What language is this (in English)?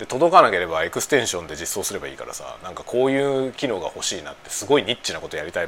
Japanese